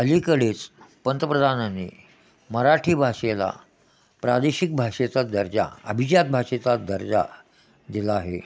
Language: Marathi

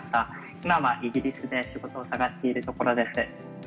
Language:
Japanese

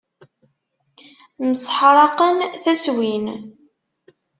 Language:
Kabyle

